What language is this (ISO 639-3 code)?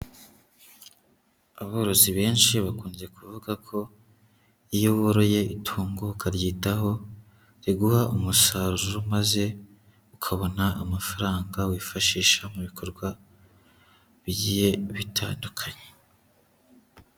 kin